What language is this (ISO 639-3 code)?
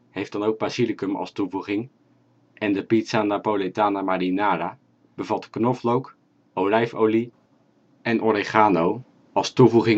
nld